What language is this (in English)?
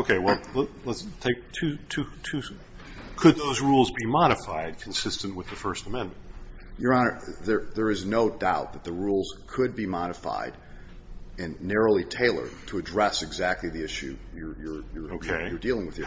English